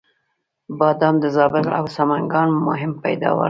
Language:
Pashto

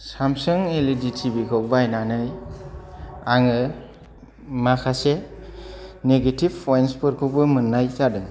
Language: Bodo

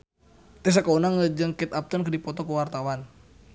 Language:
Sundanese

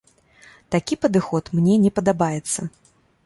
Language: Belarusian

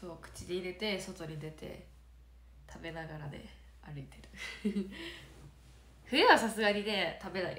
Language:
Japanese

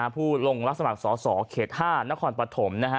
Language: Thai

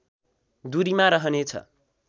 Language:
Nepali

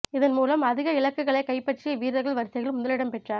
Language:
Tamil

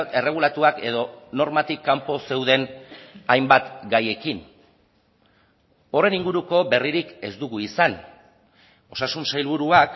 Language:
Basque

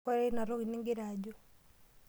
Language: Masai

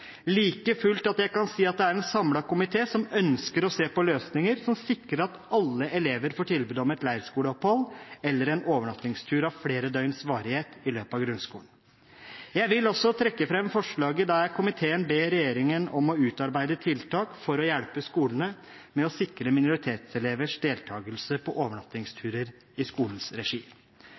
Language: Norwegian Bokmål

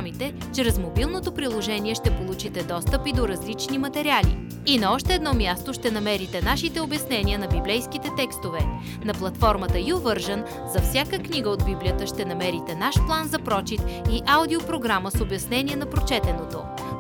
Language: Bulgarian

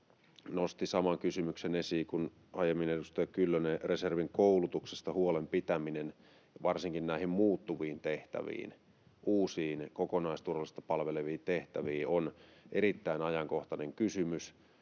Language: Finnish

